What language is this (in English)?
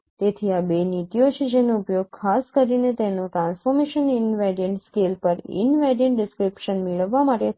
Gujarati